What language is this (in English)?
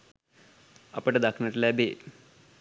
Sinhala